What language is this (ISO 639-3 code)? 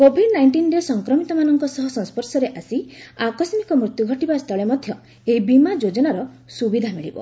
ori